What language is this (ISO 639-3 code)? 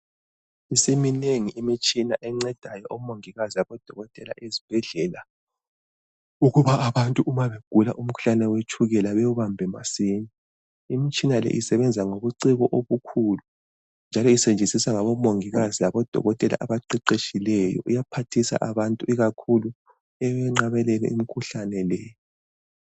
nde